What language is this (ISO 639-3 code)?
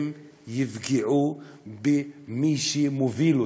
heb